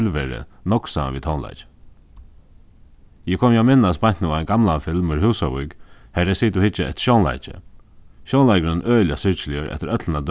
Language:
Faroese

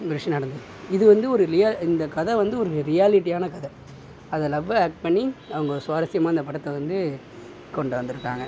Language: Tamil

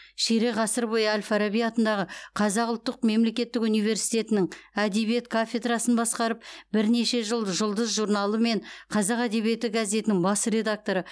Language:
Kazakh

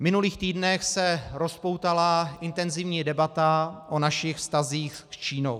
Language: Czech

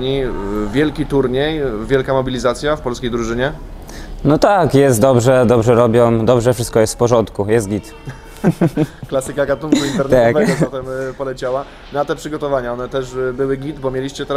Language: Polish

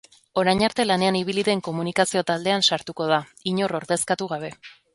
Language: Basque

